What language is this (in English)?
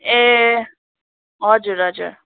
Nepali